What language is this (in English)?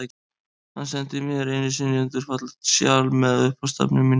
Icelandic